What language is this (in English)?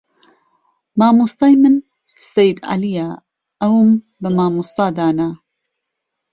Central Kurdish